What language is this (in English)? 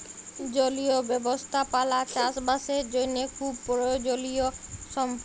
Bangla